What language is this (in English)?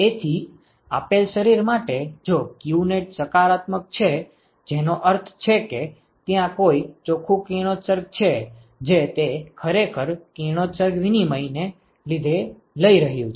Gujarati